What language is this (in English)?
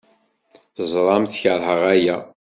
Kabyle